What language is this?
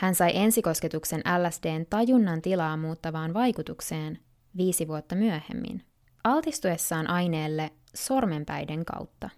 Finnish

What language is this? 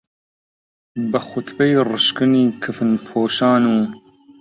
Central Kurdish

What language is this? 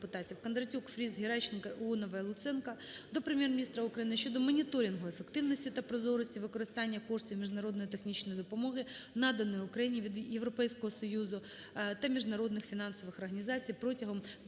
Ukrainian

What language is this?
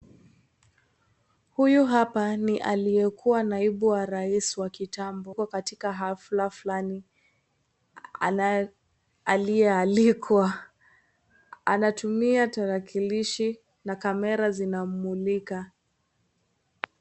Swahili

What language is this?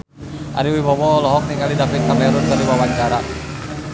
Sundanese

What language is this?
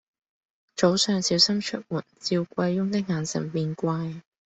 Cantonese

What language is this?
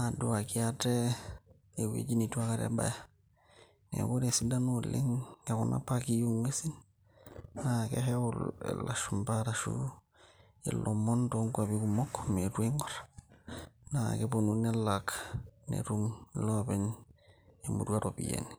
Masai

